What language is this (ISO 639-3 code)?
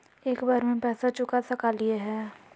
mag